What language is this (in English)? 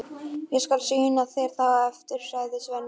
Icelandic